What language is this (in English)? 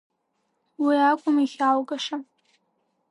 Abkhazian